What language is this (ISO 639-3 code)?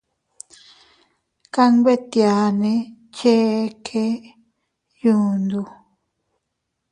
cut